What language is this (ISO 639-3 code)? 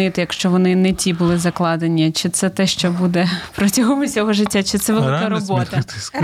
ukr